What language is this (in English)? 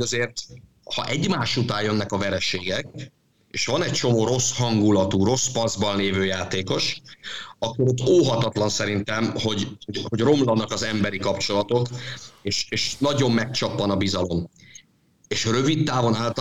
Hungarian